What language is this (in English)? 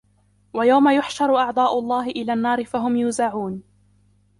Arabic